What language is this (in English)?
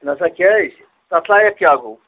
Kashmiri